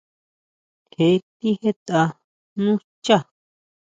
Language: Huautla Mazatec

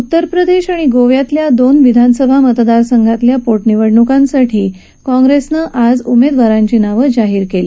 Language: Marathi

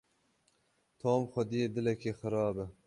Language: Kurdish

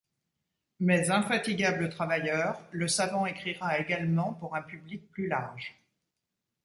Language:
French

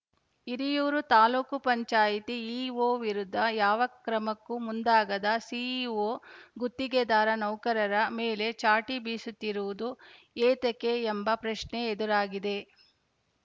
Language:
Kannada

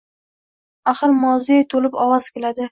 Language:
Uzbek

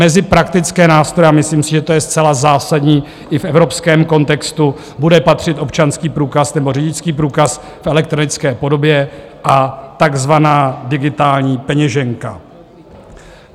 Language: Czech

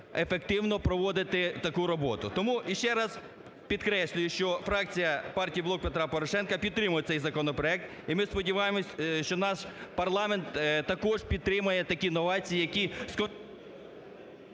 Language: Ukrainian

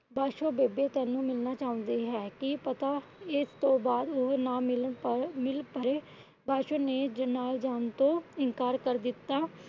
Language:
Punjabi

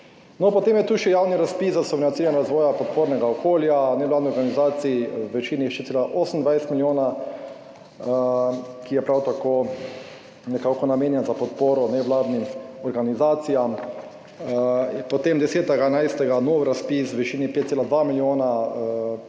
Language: Slovenian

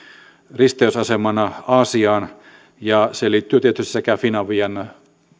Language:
Finnish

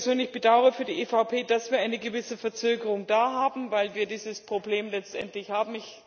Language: German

